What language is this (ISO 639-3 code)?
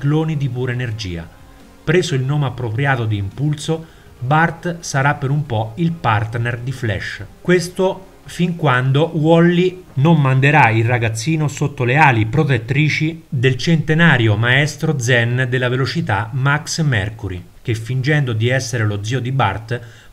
ita